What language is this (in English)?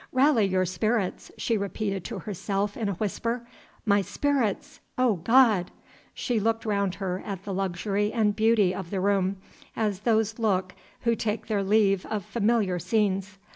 English